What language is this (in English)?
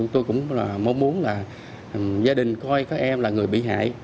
Vietnamese